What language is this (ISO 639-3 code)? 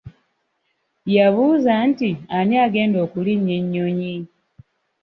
lug